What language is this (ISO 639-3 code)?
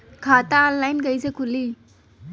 bho